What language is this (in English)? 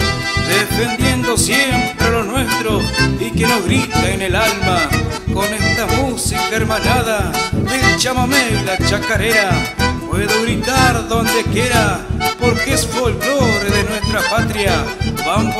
Spanish